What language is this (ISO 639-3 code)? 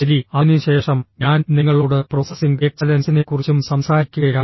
mal